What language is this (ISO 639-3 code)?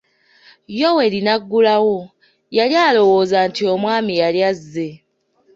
lug